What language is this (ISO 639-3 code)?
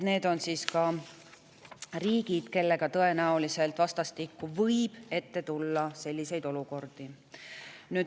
est